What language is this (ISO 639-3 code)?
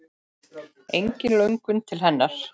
isl